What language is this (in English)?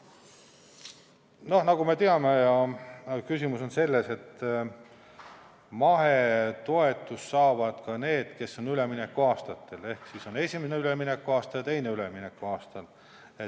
Estonian